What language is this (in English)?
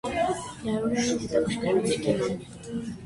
Armenian